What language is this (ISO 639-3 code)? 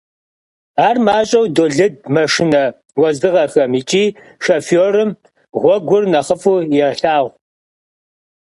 kbd